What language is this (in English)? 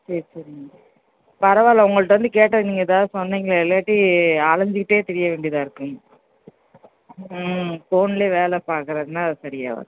Tamil